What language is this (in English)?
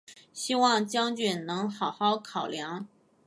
Chinese